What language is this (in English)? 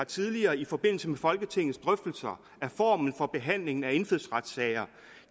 Danish